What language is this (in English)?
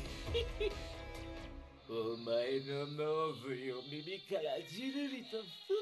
Japanese